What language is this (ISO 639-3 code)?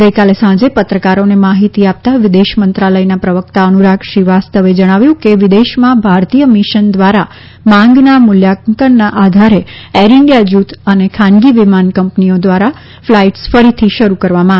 guj